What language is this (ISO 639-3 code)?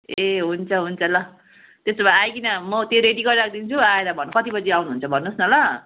nep